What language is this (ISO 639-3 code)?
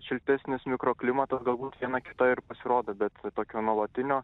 lit